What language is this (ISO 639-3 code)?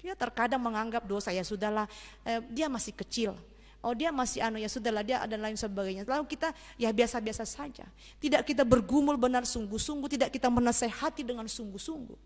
ind